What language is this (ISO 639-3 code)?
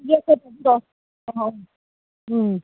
mni